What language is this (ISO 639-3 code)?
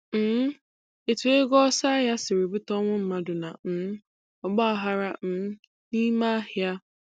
ibo